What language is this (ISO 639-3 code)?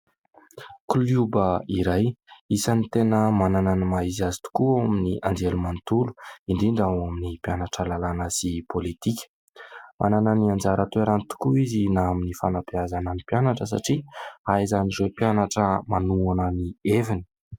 mlg